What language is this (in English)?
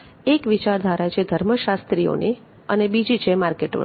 Gujarati